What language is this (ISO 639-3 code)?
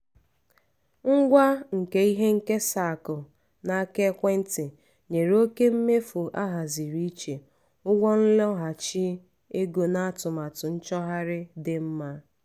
ibo